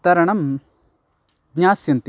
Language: Sanskrit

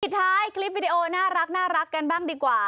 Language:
Thai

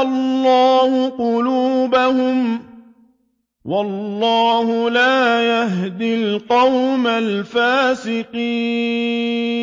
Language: Arabic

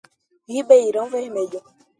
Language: Portuguese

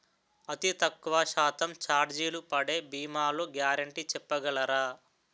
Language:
Telugu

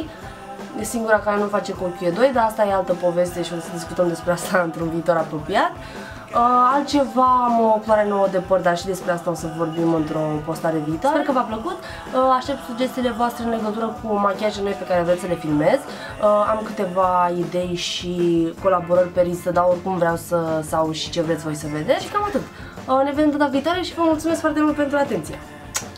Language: Romanian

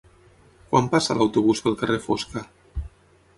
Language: Catalan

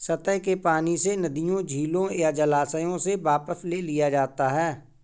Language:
Hindi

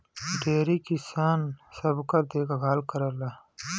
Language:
Bhojpuri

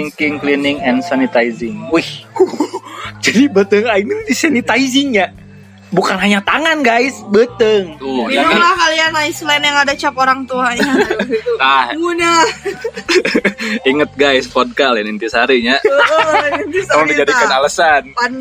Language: Indonesian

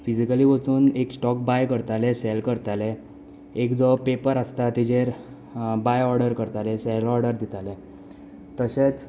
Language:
Konkani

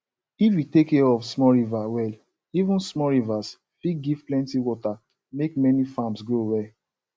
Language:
Nigerian Pidgin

